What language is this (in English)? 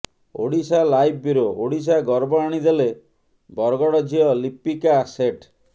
Odia